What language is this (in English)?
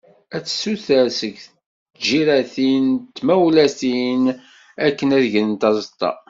Kabyle